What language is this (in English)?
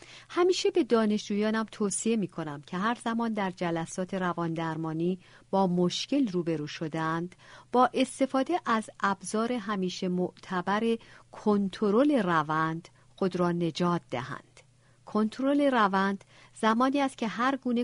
Persian